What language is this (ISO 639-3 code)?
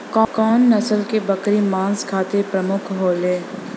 bho